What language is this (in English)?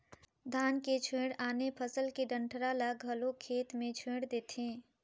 Chhattisgarhi